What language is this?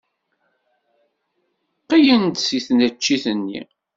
Kabyle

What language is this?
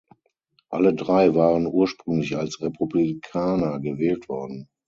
German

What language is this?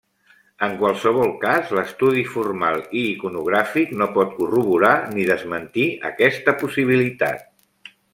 Catalan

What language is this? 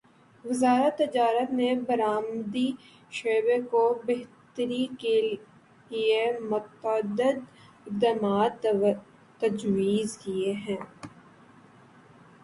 Urdu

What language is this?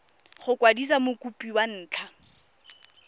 Tswana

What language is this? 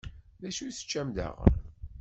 Kabyle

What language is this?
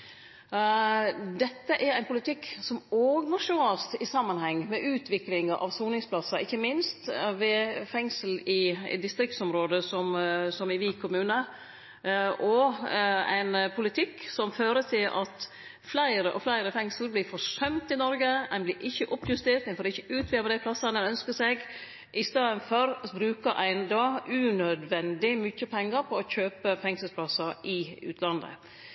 Norwegian Nynorsk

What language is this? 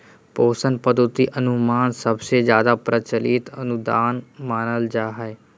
Magahi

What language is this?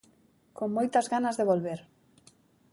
Galician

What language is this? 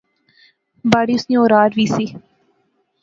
Pahari-Potwari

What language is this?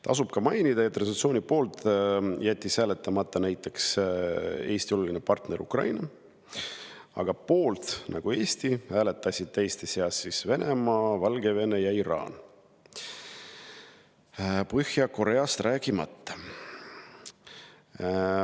Estonian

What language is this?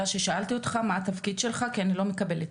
Hebrew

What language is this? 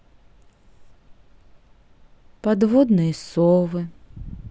Russian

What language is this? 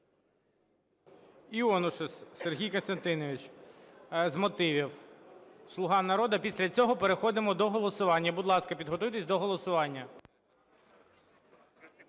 Ukrainian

